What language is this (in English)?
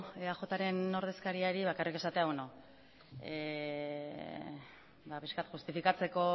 Basque